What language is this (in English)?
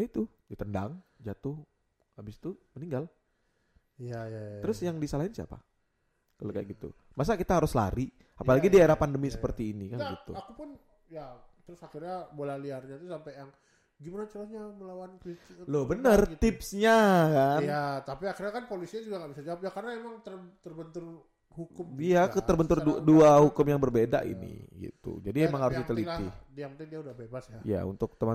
Indonesian